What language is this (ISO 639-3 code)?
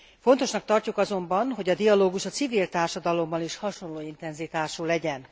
hun